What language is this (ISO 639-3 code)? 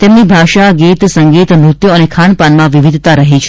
guj